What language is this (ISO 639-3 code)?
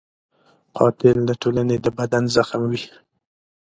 pus